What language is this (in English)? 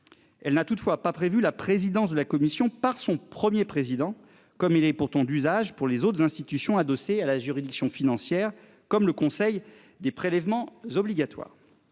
French